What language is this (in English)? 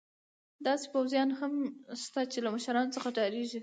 Pashto